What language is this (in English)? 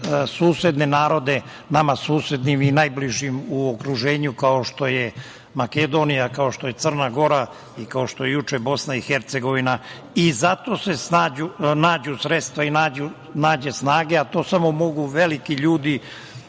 Serbian